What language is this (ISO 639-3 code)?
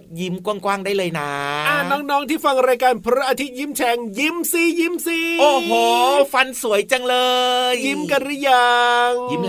tha